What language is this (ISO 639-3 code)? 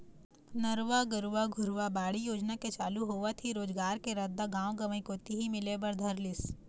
hne